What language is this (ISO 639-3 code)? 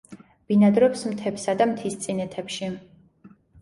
kat